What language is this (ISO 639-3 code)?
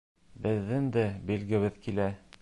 bak